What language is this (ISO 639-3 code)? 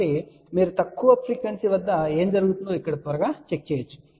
tel